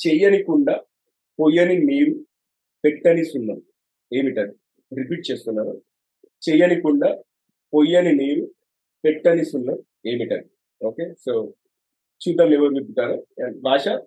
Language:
Telugu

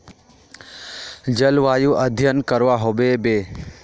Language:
Magahi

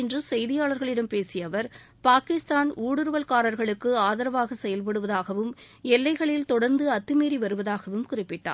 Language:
Tamil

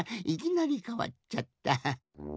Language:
Japanese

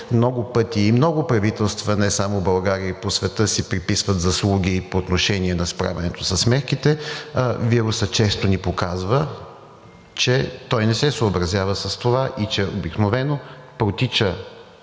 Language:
Bulgarian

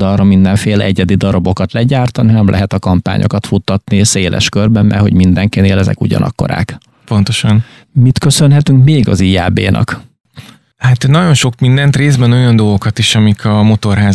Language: Hungarian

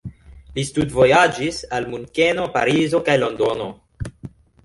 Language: Esperanto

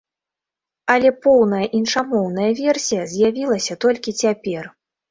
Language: Belarusian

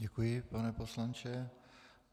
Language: Czech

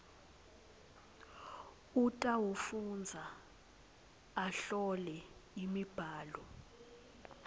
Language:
Swati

